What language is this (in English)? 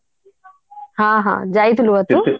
Odia